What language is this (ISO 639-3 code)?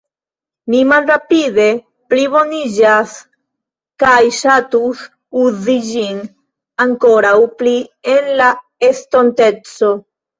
epo